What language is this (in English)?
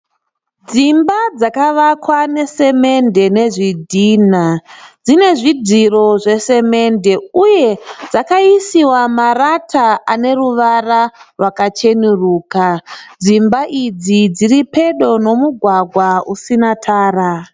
Shona